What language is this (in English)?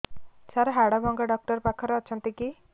Odia